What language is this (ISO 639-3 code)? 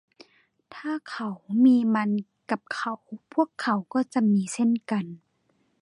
tha